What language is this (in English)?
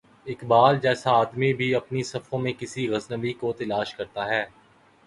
Urdu